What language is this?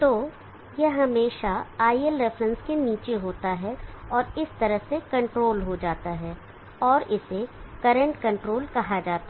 Hindi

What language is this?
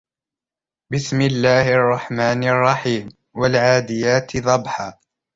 Arabic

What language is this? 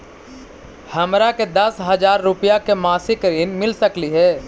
Magahi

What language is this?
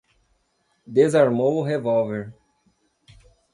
Portuguese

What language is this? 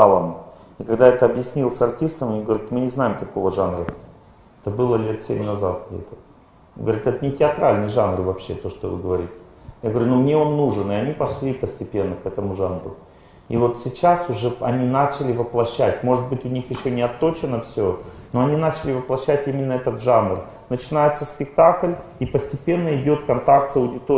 Russian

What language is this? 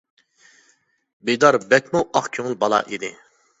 Uyghur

